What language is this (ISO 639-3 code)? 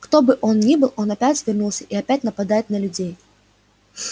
rus